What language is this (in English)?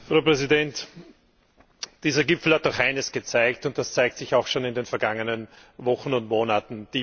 German